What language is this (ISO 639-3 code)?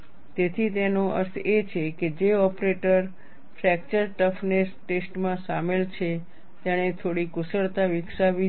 guj